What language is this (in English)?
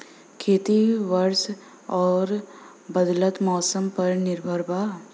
Bhojpuri